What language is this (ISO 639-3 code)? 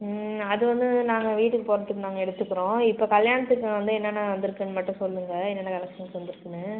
tam